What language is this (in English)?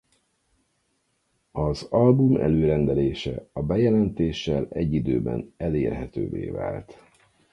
Hungarian